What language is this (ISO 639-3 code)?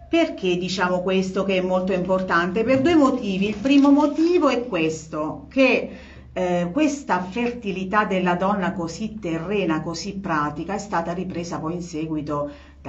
ita